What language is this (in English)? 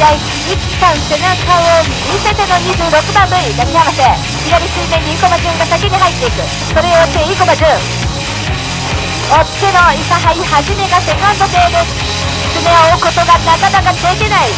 Japanese